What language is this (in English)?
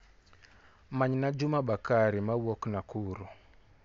Luo (Kenya and Tanzania)